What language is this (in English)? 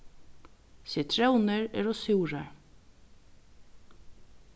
Faroese